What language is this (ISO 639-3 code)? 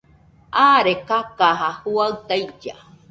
hux